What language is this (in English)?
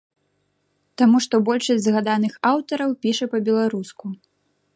Belarusian